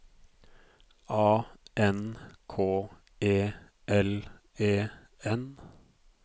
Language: Norwegian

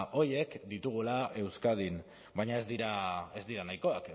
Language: Basque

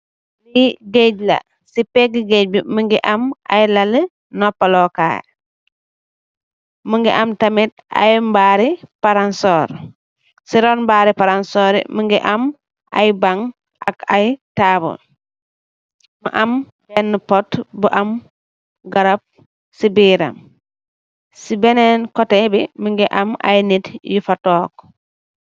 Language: Wolof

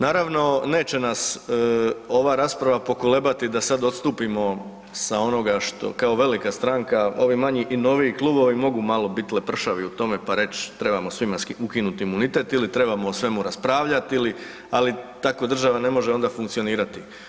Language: Croatian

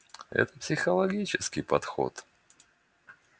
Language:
Russian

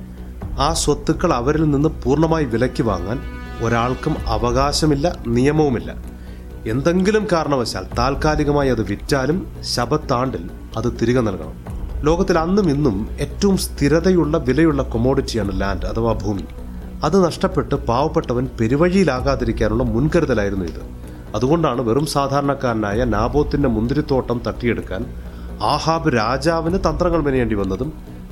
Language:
Malayalam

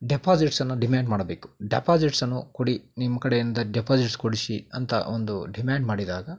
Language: Kannada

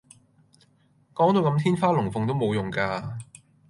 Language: Cantonese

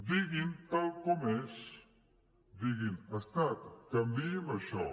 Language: Catalan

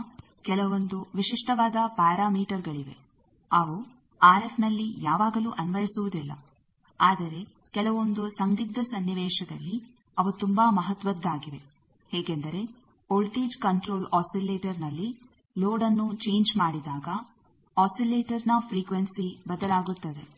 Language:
Kannada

